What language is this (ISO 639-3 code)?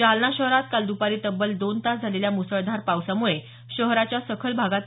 mar